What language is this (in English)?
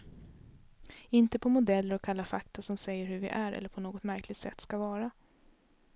Swedish